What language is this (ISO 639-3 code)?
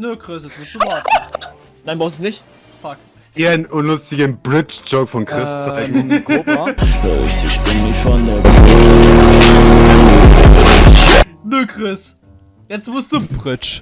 deu